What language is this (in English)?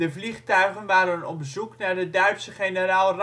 Dutch